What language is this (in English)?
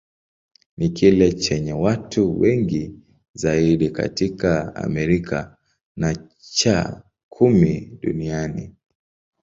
Swahili